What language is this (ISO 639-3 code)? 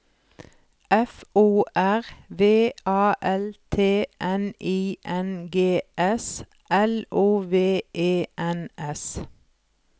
nor